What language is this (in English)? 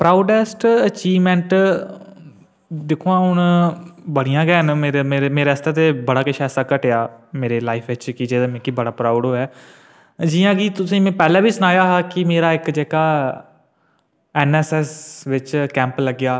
Dogri